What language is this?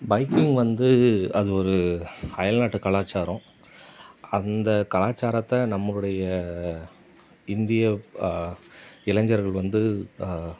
Tamil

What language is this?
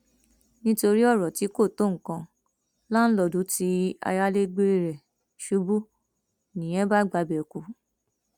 Yoruba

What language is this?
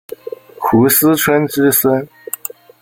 Chinese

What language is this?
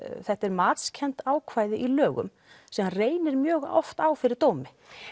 Icelandic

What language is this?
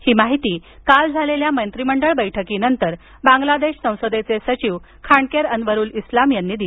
Marathi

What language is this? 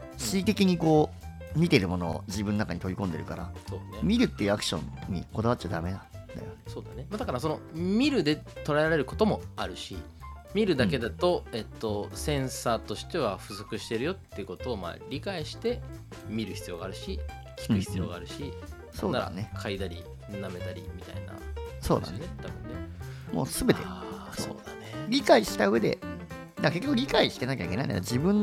Japanese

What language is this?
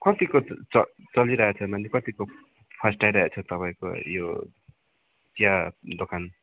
Nepali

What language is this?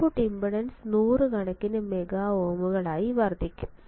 Malayalam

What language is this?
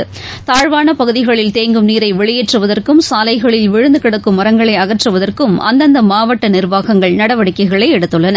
Tamil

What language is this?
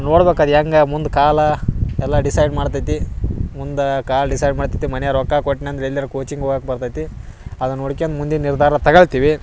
Kannada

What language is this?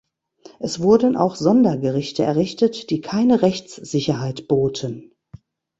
German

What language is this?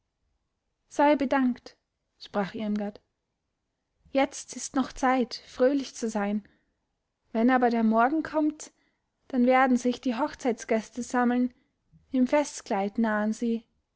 German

